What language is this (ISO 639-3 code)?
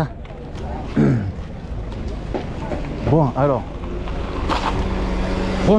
fra